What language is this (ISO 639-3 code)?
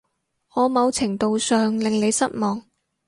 yue